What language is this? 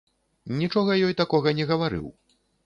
Belarusian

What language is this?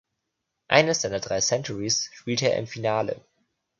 German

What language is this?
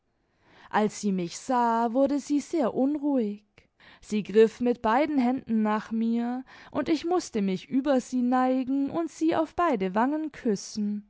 German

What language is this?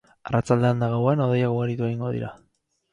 Basque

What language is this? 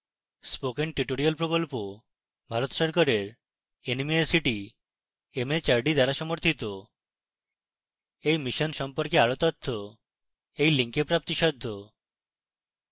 Bangla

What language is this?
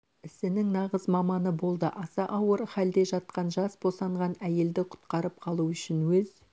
Kazakh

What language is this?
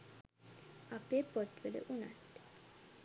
Sinhala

